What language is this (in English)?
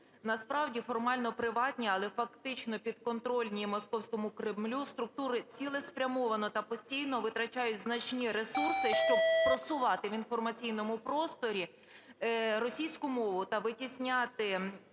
Ukrainian